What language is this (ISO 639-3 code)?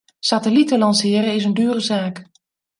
nld